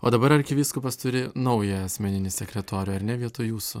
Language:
Lithuanian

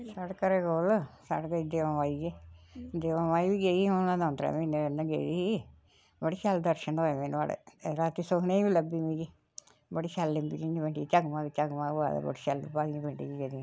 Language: Dogri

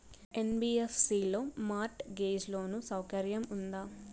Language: Telugu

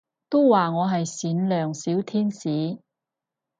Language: Cantonese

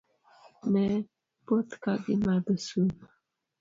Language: Luo (Kenya and Tanzania)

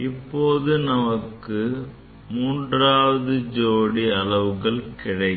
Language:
Tamil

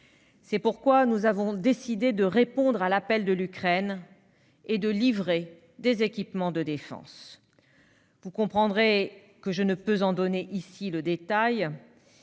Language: French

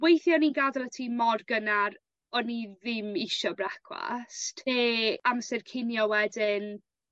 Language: Welsh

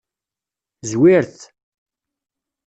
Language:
Kabyle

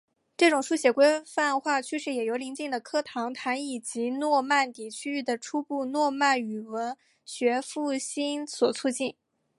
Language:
Chinese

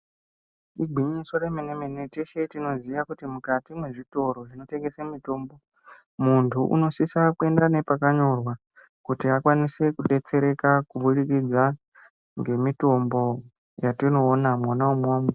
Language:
Ndau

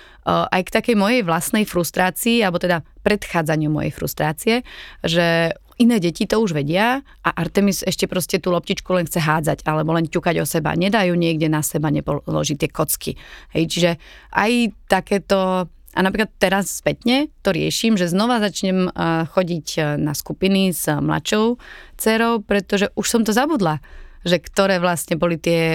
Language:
Slovak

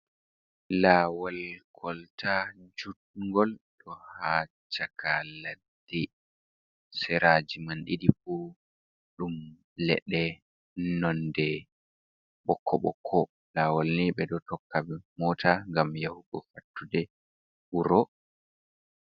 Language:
Fula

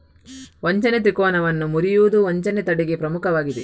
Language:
Kannada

